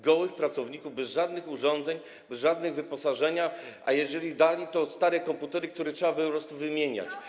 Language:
Polish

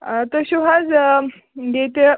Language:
Kashmiri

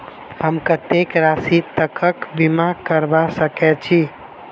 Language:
Maithili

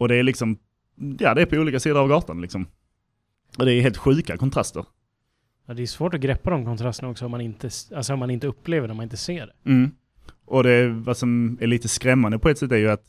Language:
Swedish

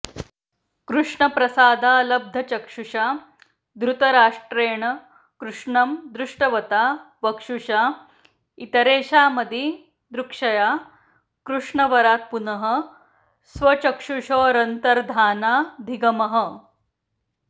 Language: Sanskrit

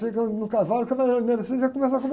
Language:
Portuguese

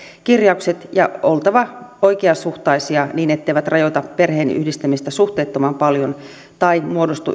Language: Finnish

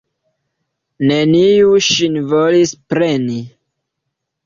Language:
Esperanto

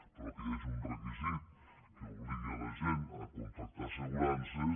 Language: Catalan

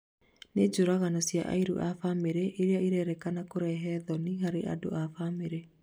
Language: Kikuyu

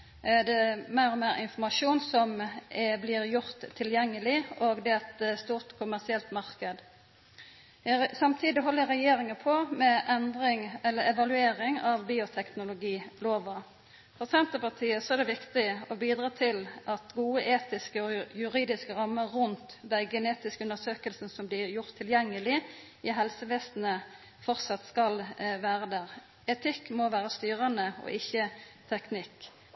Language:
Norwegian Nynorsk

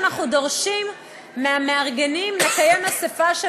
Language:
Hebrew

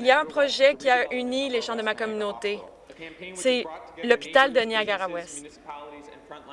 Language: French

